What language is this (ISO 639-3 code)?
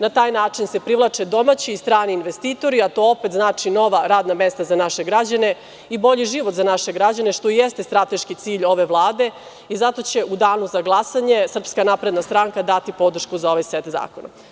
srp